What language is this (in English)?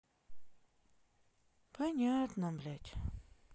Russian